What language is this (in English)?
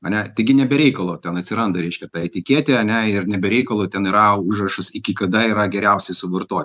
Lithuanian